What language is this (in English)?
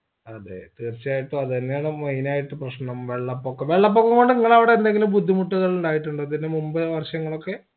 Malayalam